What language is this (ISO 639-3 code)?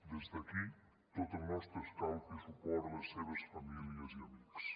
cat